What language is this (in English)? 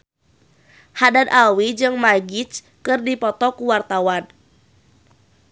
Sundanese